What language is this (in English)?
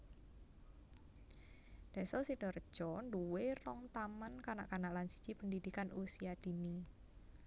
Javanese